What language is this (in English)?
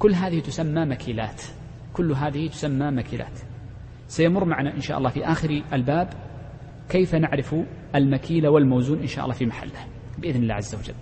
Arabic